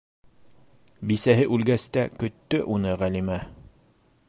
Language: Bashkir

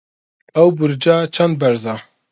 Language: Central Kurdish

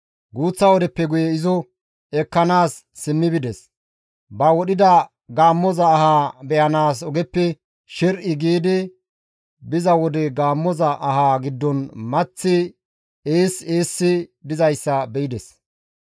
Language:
Gamo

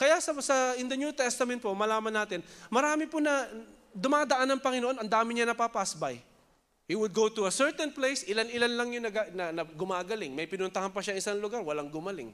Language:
Filipino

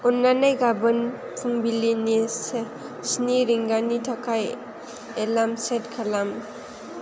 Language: Bodo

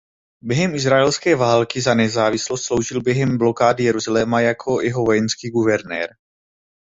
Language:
Czech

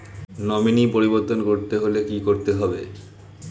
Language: Bangla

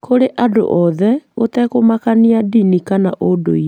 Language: Kikuyu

